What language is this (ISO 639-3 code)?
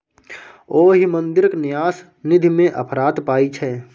mai